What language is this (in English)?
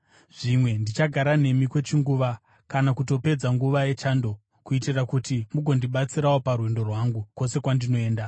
Shona